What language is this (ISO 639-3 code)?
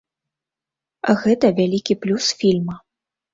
bel